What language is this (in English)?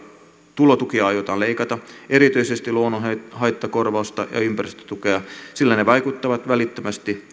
Finnish